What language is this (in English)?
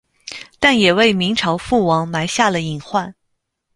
Chinese